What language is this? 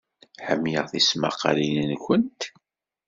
Kabyle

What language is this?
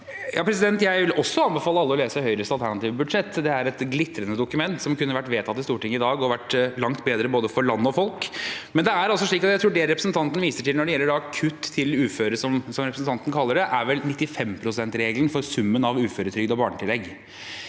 Norwegian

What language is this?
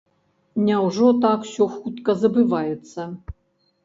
Belarusian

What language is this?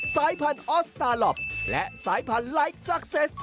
Thai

